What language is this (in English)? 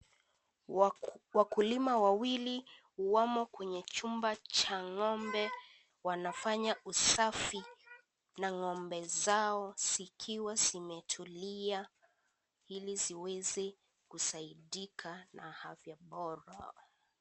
Swahili